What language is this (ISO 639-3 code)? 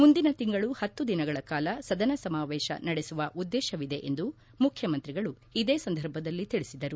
kan